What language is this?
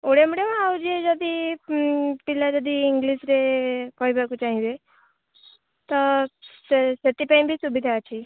Odia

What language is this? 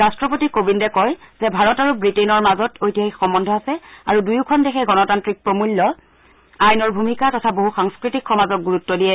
Assamese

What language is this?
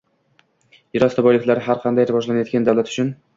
Uzbek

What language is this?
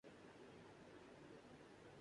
Urdu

